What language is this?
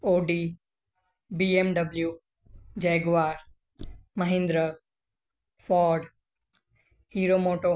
Sindhi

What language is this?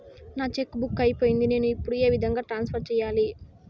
Telugu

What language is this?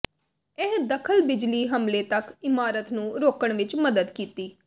Punjabi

